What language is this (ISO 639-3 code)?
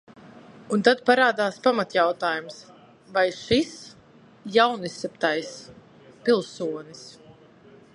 lav